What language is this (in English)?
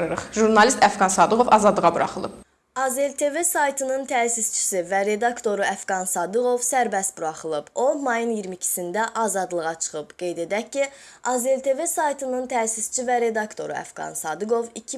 Azerbaijani